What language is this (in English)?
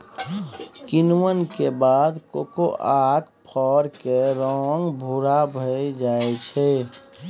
Maithili